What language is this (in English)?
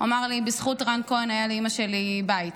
Hebrew